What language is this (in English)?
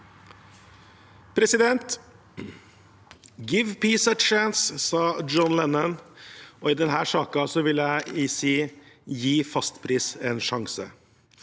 Norwegian